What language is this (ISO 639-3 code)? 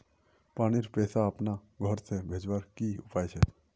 mag